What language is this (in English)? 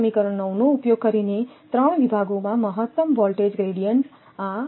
Gujarati